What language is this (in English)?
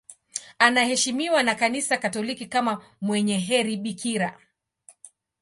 Swahili